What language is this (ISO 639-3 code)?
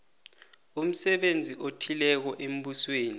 nbl